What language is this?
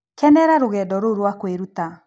Kikuyu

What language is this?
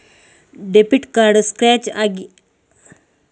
Kannada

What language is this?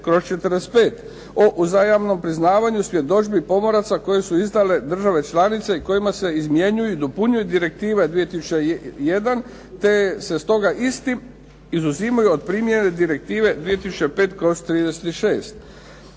Croatian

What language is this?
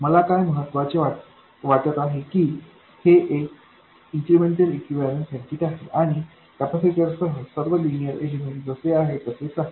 Marathi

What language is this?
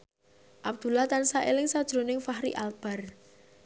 Javanese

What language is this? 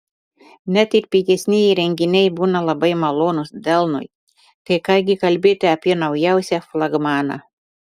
Lithuanian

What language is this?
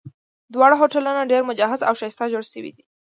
Pashto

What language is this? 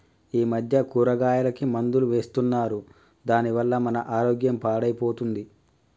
Telugu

